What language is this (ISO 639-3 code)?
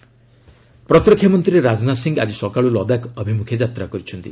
ori